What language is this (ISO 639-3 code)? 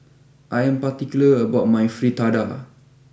eng